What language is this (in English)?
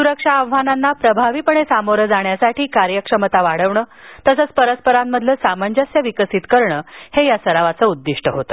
Marathi